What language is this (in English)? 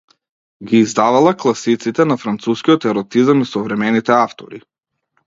Macedonian